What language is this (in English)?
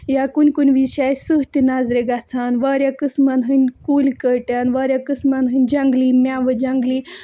Kashmiri